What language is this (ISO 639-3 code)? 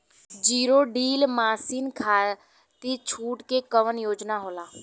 bho